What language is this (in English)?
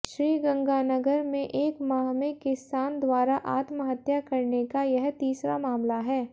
Hindi